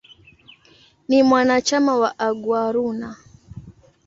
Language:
Swahili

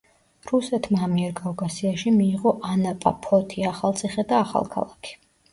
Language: Georgian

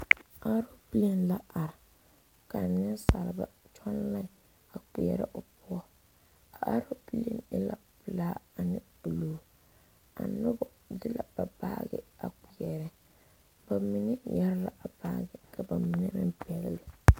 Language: Southern Dagaare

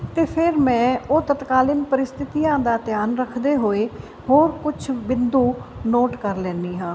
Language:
Punjabi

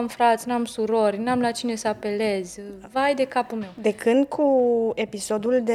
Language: Romanian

